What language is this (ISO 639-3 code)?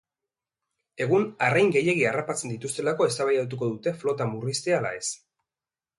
eus